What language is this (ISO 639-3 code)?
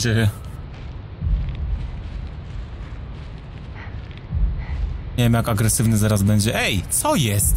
pol